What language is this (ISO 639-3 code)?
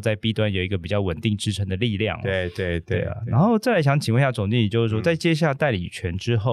zho